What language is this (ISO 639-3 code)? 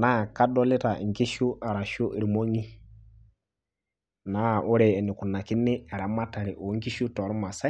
mas